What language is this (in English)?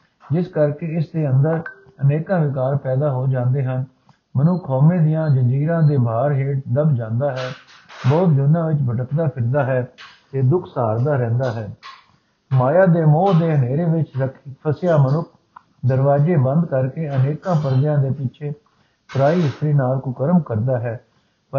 Punjabi